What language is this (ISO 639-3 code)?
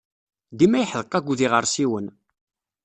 kab